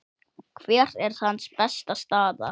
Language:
Icelandic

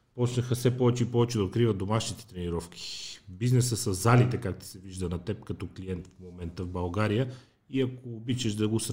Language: Bulgarian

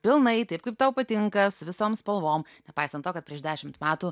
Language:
Lithuanian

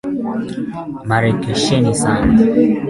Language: Swahili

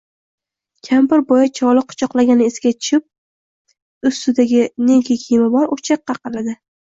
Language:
Uzbek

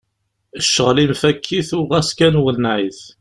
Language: Kabyle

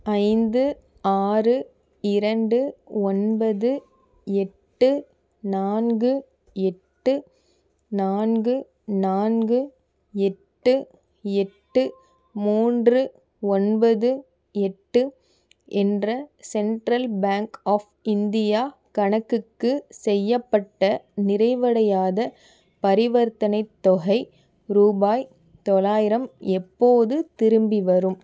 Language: Tamil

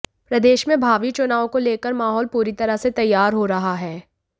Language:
Hindi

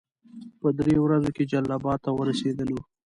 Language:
Pashto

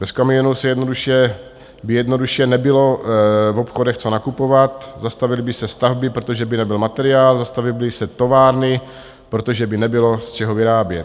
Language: Czech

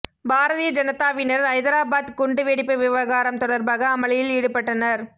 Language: Tamil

